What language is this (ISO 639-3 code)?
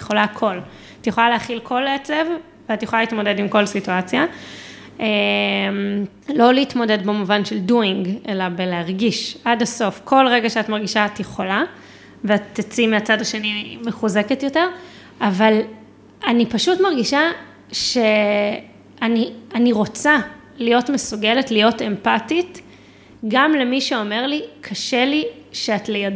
heb